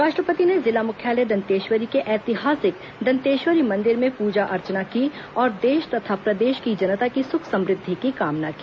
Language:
Hindi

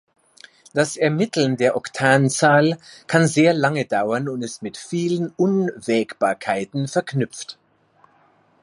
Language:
German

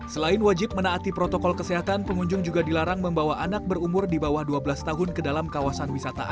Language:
Indonesian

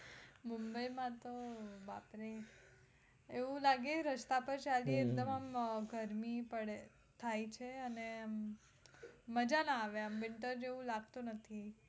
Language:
Gujarati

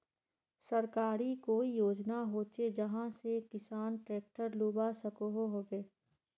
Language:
Magahi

